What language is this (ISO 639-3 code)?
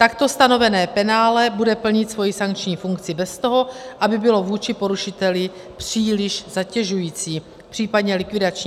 ces